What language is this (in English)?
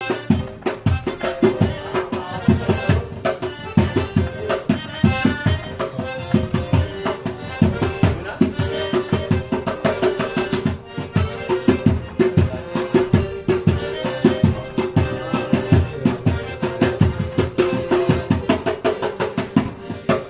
Tajik